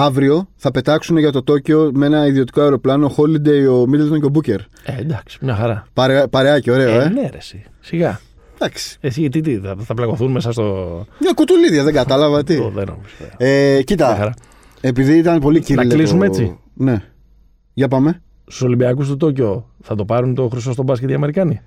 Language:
Greek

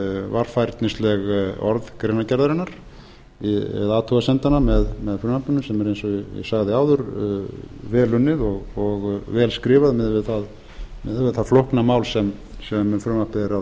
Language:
Icelandic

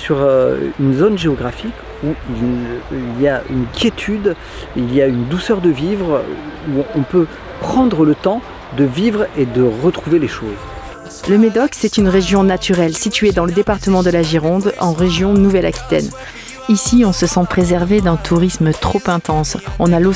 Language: French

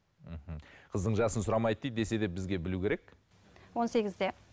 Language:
Kazakh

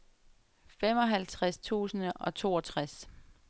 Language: Danish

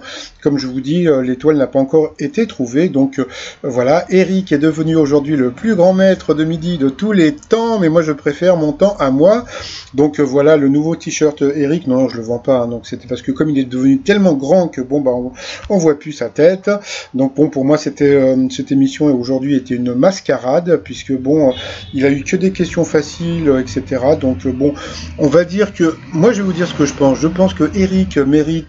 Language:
French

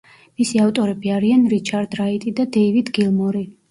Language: Georgian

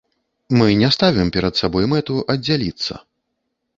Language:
Belarusian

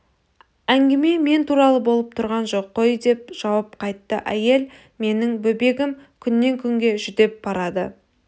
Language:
Kazakh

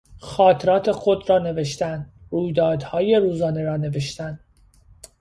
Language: Persian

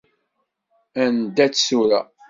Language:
Kabyle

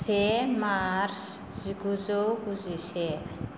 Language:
Bodo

